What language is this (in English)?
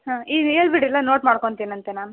Kannada